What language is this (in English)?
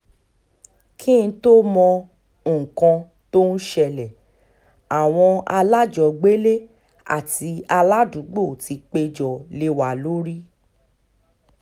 Yoruba